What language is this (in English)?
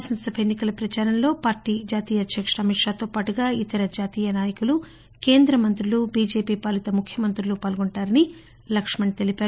Telugu